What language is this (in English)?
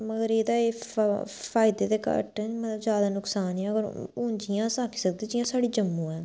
Dogri